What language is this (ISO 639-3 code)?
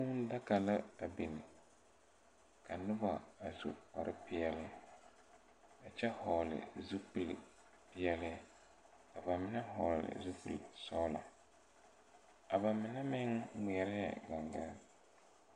dga